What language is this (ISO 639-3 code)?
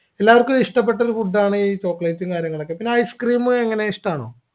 mal